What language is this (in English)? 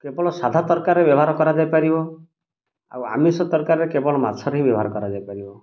Odia